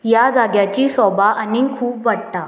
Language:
Konkani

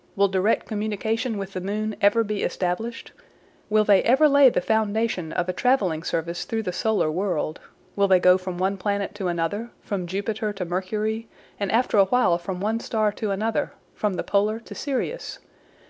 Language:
English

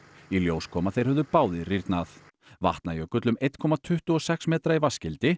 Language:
Icelandic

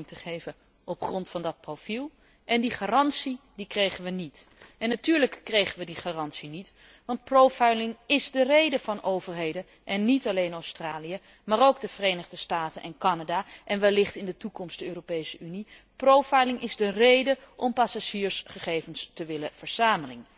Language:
Dutch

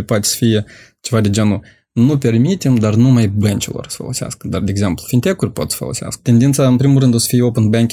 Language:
Romanian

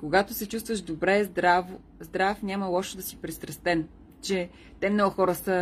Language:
Bulgarian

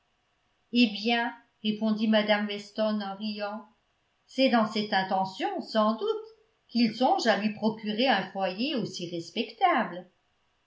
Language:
French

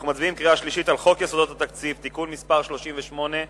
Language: Hebrew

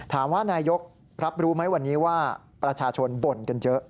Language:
Thai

